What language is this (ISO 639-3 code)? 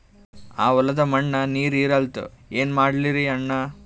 kan